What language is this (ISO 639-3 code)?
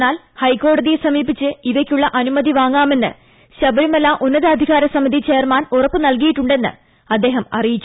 mal